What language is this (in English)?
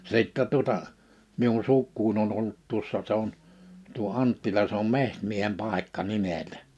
Finnish